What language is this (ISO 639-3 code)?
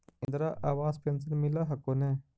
mag